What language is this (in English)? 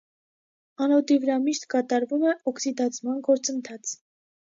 Armenian